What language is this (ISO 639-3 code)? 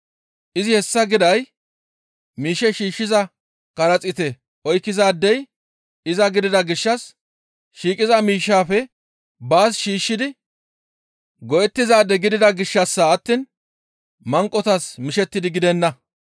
gmv